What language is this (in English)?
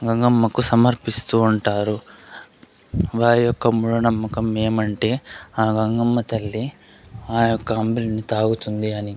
Telugu